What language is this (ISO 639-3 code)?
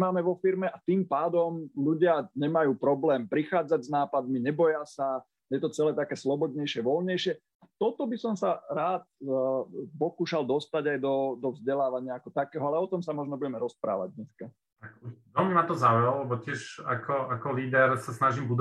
slk